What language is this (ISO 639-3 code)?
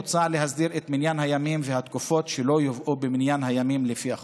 heb